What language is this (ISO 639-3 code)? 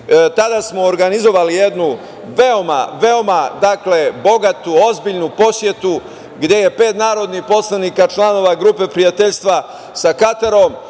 srp